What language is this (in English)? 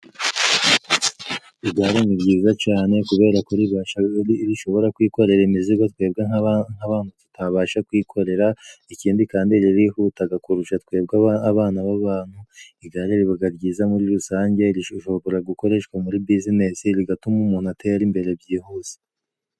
Kinyarwanda